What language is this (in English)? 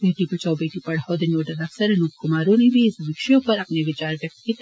Dogri